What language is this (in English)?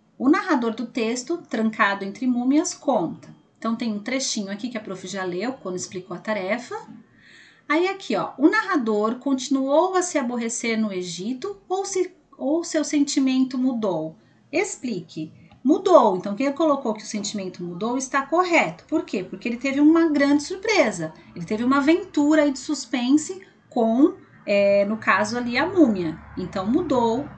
Portuguese